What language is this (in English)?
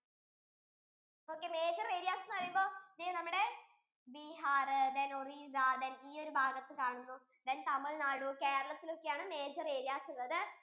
Malayalam